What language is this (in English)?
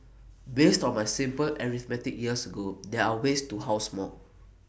English